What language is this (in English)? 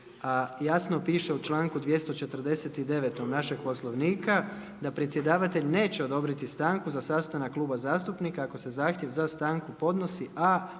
Croatian